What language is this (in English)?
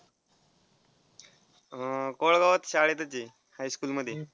Marathi